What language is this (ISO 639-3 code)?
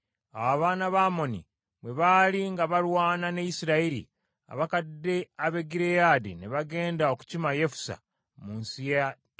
lug